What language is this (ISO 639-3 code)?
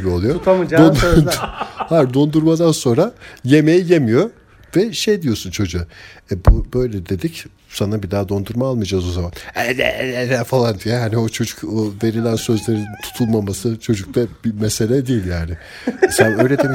tur